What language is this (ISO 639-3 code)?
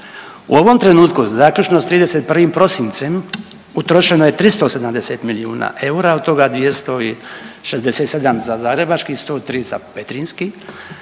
hrv